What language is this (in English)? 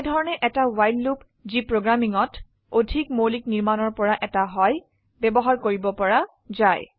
Assamese